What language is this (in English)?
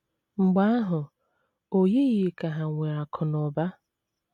Igbo